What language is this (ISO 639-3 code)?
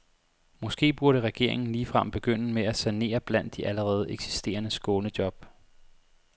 dan